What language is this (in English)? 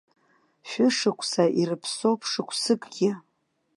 Abkhazian